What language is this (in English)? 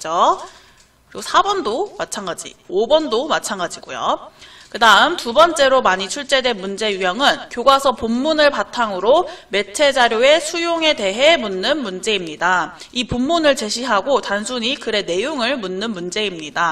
Korean